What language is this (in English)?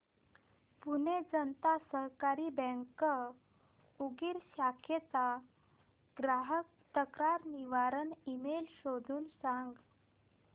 Marathi